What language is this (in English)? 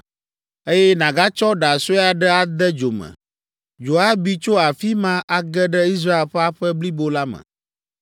Ewe